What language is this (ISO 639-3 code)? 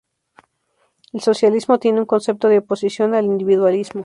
spa